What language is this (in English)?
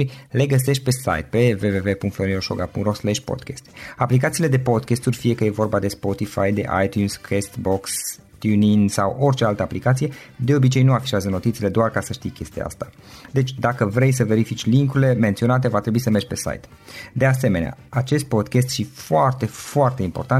Romanian